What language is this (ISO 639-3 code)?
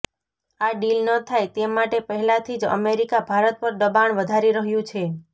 guj